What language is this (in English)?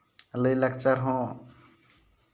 Santali